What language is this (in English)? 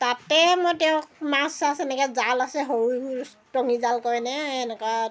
Assamese